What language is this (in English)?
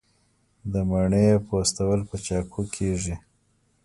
Pashto